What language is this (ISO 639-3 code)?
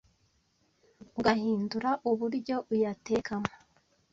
kin